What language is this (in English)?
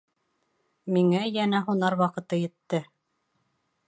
Bashkir